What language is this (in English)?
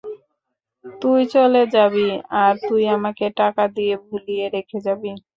Bangla